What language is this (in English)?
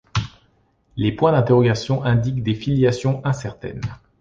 French